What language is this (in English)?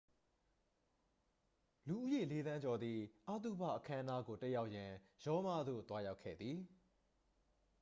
Burmese